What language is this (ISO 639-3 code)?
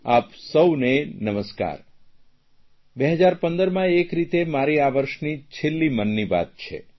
guj